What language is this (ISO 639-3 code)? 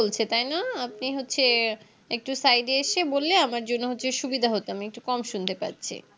ben